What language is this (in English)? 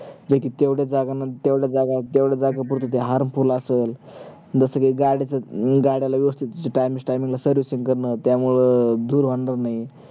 Marathi